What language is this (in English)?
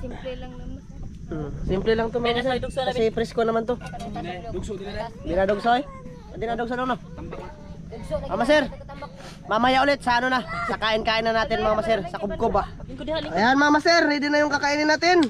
Filipino